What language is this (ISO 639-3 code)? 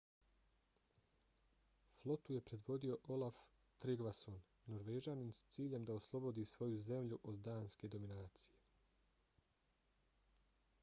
bos